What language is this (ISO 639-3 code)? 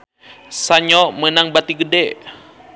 sun